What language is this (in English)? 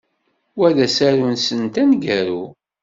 Kabyle